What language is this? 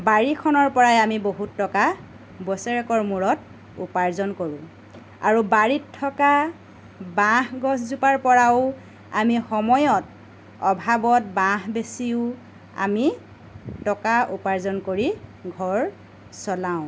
Assamese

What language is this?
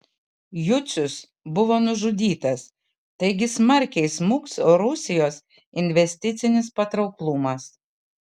Lithuanian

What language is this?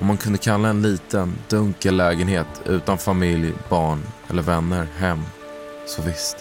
Swedish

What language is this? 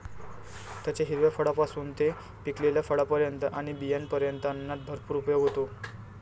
Marathi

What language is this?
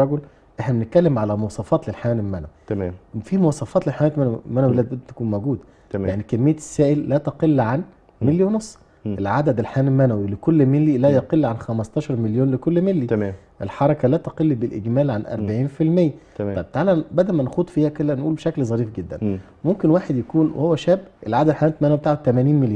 Arabic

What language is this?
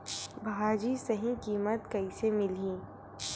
Chhattisgarhi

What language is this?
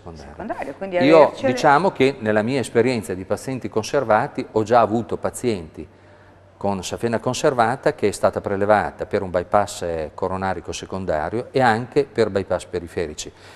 Italian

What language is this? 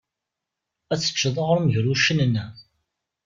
Kabyle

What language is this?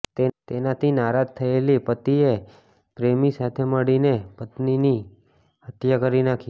Gujarati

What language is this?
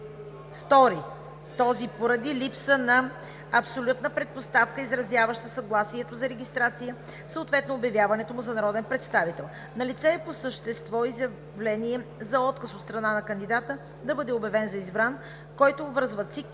Bulgarian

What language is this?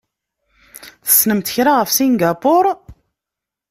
Kabyle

